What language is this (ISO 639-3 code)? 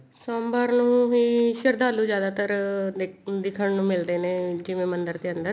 pan